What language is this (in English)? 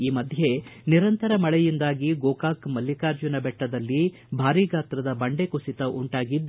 Kannada